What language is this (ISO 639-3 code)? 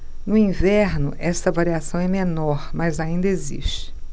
por